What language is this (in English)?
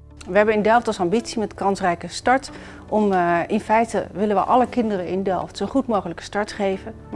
Dutch